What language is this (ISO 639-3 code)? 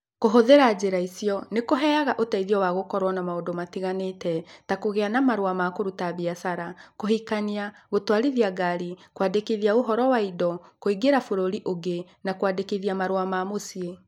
kik